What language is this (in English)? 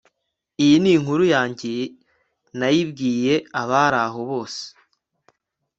Kinyarwanda